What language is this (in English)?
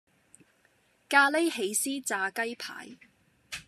Cantonese